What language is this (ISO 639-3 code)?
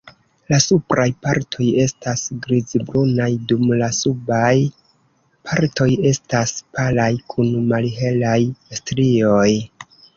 epo